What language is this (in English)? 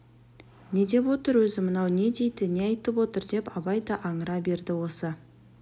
Kazakh